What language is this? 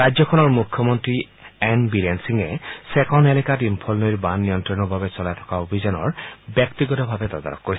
Assamese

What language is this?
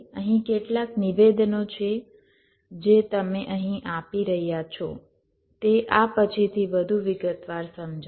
Gujarati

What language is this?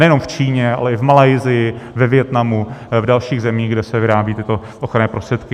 Czech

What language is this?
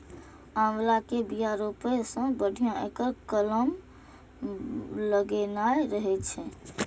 Maithili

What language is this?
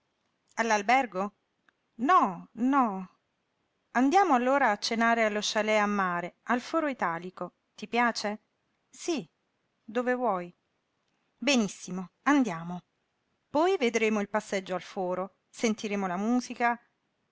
Italian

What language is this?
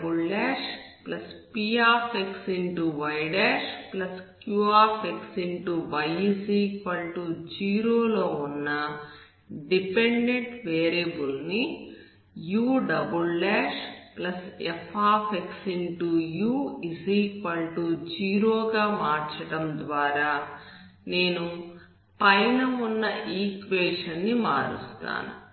Telugu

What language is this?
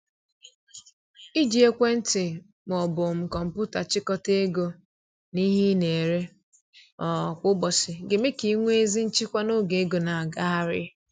Igbo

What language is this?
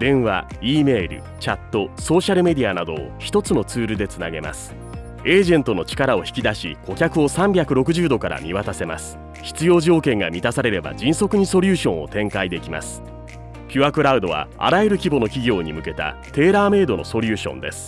Japanese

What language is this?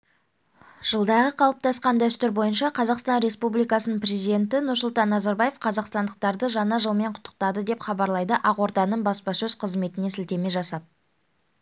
Kazakh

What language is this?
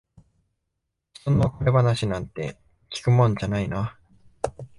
Japanese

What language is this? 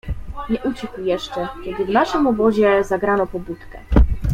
Polish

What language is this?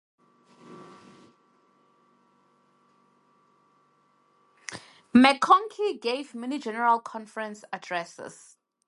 English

